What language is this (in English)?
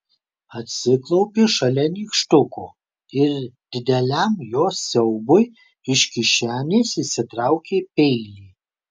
Lithuanian